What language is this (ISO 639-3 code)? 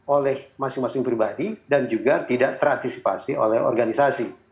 ind